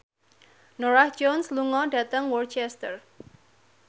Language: Javanese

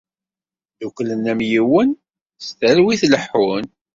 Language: Kabyle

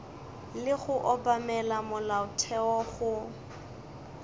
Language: Northern Sotho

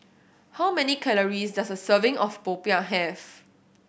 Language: English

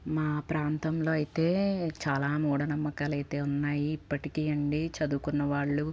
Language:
Telugu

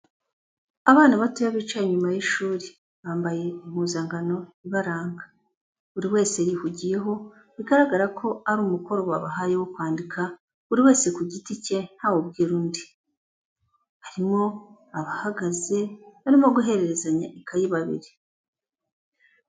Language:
Kinyarwanda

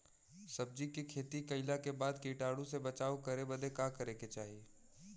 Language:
Bhojpuri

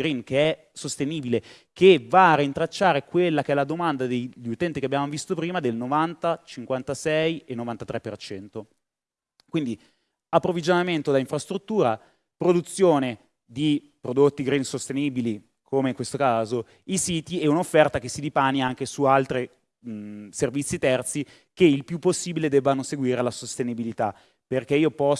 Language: Italian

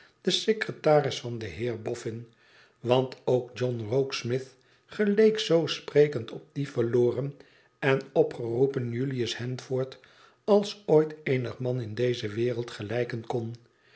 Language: Dutch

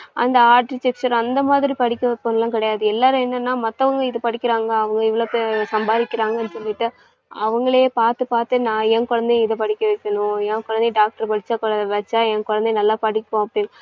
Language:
Tamil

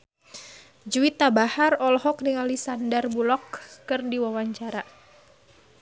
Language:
Sundanese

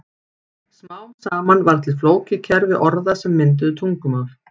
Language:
Icelandic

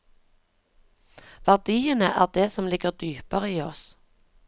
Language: Norwegian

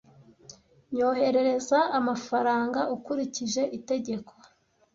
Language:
Kinyarwanda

